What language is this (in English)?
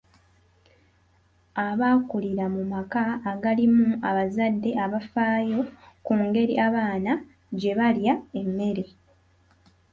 Ganda